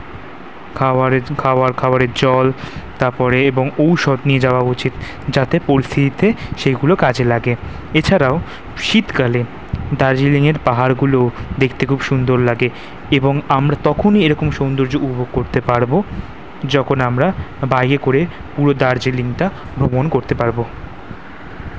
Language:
Bangla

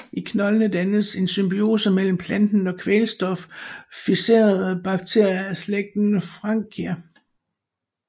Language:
Danish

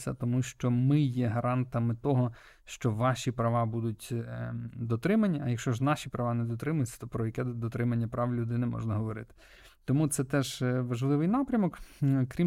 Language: Ukrainian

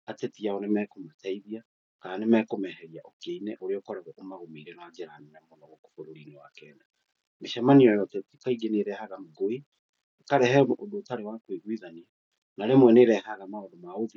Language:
Kikuyu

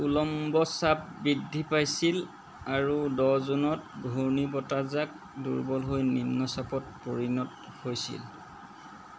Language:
Assamese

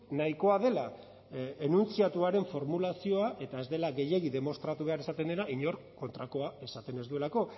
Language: Basque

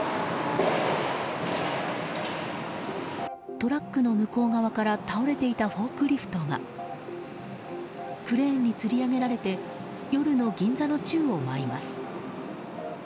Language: Japanese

